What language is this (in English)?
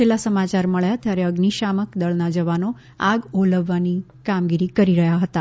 Gujarati